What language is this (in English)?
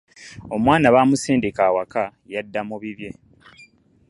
Ganda